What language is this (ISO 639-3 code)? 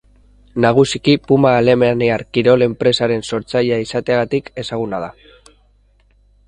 eus